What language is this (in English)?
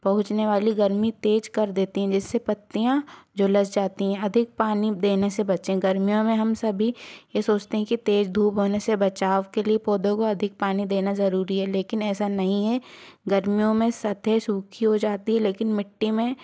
Hindi